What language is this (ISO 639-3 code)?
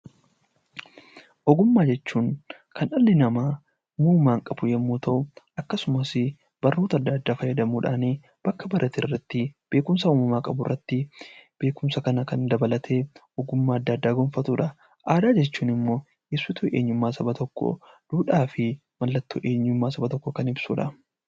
orm